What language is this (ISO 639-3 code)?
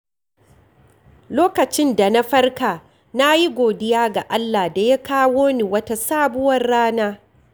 hau